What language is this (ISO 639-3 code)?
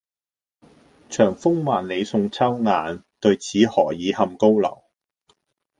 yue